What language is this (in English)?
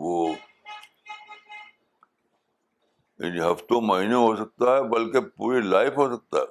Urdu